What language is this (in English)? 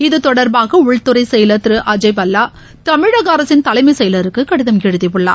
Tamil